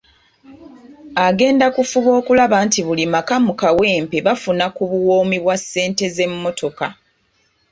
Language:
Ganda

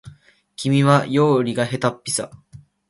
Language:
Japanese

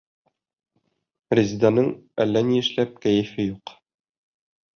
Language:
Bashkir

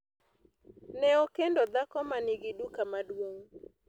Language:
Luo (Kenya and Tanzania)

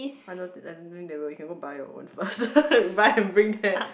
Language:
English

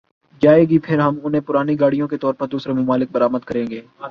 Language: Urdu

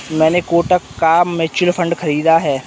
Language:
Hindi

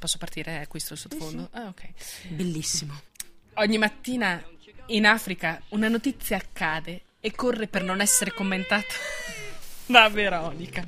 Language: Italian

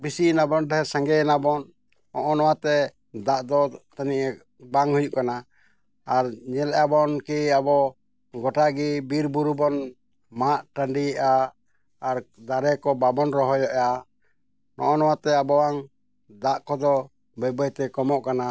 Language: Santali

